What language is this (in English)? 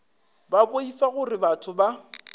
Northern Sotho